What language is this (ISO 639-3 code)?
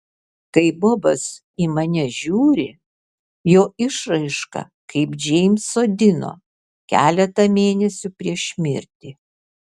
lit